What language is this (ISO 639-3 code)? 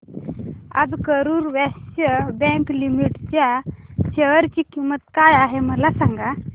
mar